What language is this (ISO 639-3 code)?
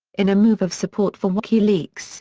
eng